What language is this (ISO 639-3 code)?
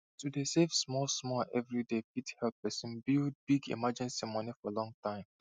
pcm